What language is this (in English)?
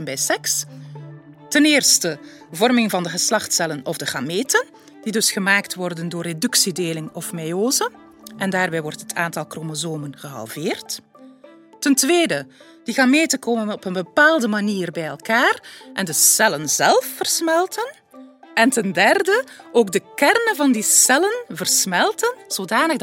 Dutch